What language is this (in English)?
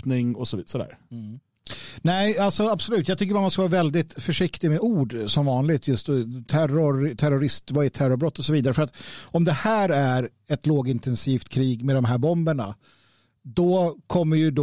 Swedish